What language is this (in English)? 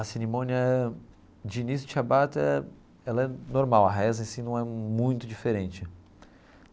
Portuguese